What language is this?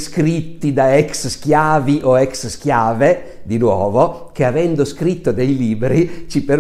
Italian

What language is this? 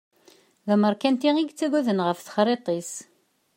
Kabyle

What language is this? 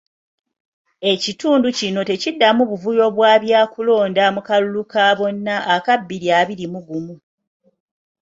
Ganda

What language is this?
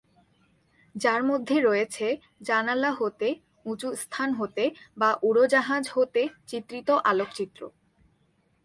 Bangla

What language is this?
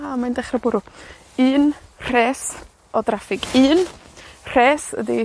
Welsh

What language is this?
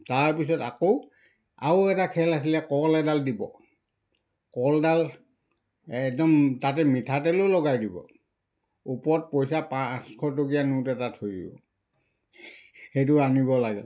Assamese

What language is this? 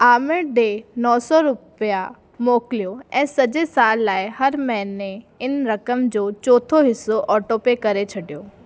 Sindhi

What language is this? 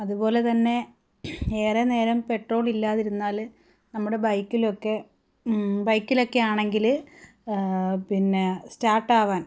Malayalam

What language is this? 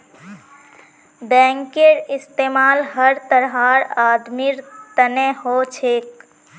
Magahi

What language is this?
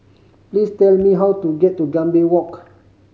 English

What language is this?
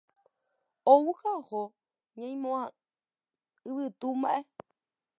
Guarani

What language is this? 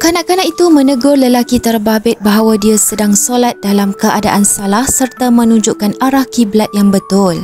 Malay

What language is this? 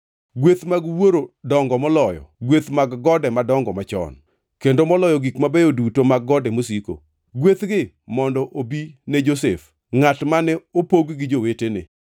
Luo (Kenya and Tanzania)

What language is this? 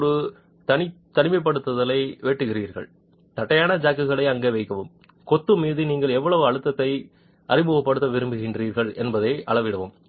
Tamil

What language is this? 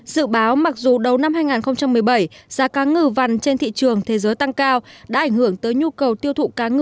Vietnamese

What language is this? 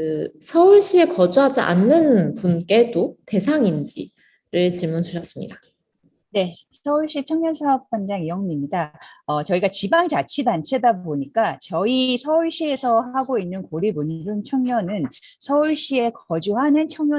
Korean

